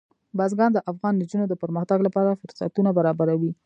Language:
Pashto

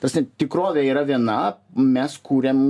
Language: Lithuanian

